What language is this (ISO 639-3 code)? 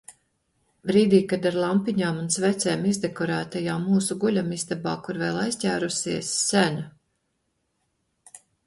lav